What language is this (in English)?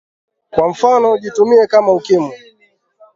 Swahili